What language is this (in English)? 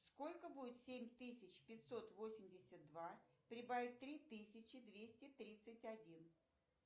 Russian